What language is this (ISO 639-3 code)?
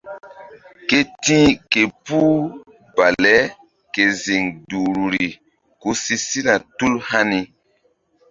mdd